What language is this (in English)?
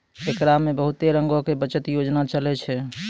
Maithili